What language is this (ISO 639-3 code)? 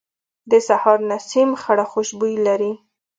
pus